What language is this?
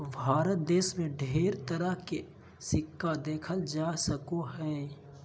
Magahi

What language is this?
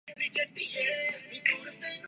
Urdu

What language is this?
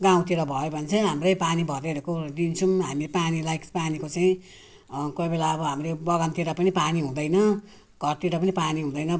Nepali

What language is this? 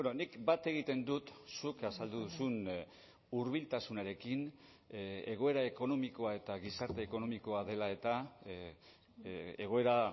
Basque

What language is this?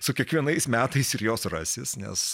Lithuanian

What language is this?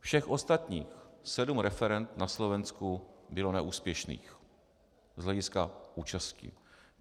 Czech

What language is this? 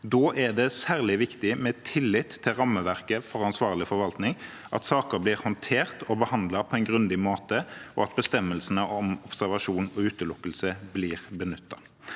Norwegian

